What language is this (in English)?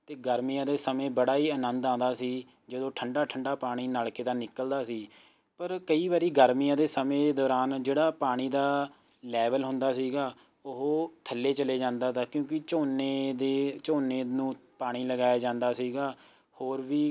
Punjabi